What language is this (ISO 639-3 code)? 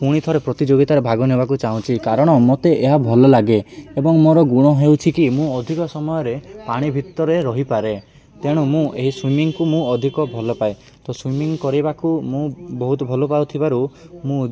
ori